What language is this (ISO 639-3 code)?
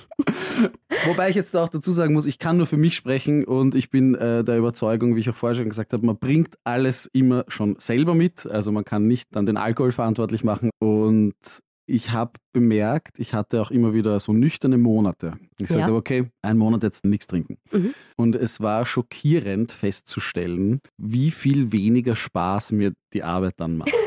deu